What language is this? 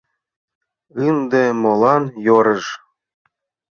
Mari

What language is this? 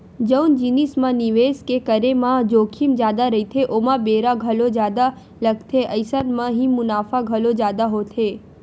Chhattisgarhi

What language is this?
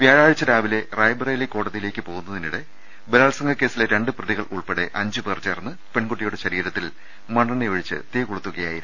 Malayalam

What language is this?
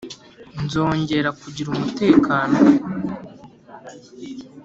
Kinyarwanda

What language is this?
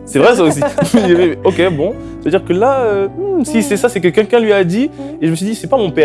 French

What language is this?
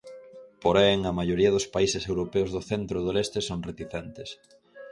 Galician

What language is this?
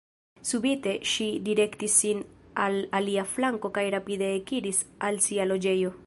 Esperanto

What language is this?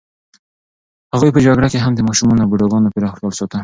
Pashto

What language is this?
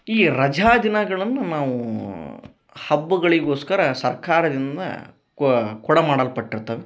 Kannada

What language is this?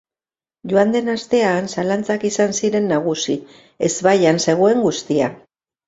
Basque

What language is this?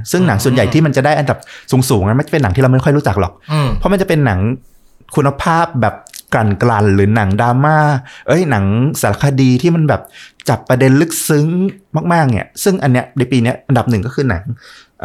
Thai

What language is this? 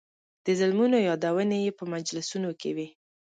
Pashto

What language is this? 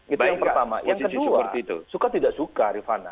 Indonesian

